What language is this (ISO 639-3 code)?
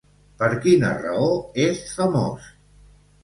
cat